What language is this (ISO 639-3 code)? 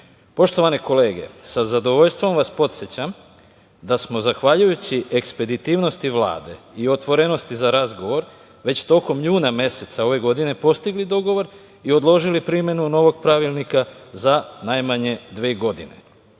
srp